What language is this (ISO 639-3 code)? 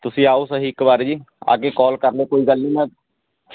pan